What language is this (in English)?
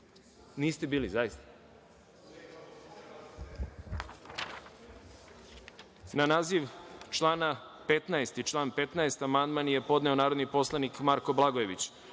Serbian